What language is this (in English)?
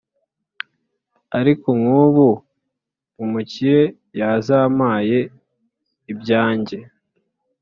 Kinyarwanda